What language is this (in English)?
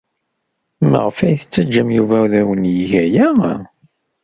Kabyle